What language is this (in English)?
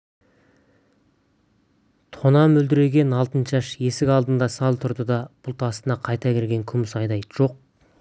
Kazakh